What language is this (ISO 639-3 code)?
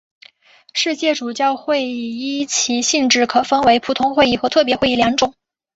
zho